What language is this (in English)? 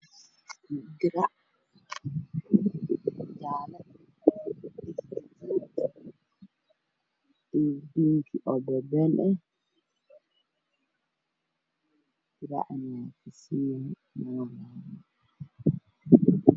Somali